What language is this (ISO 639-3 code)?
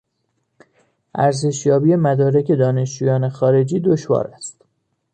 fas